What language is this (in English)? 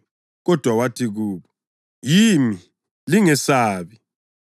North Ndebele